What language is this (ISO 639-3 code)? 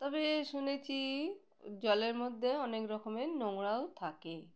ben